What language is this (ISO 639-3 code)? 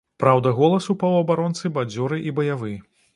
bel